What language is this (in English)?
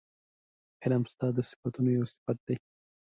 Pashto